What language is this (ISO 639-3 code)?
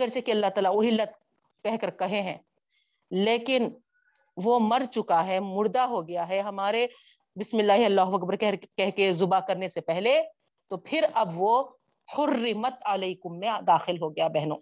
urd